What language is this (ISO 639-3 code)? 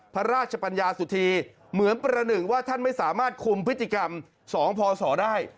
tha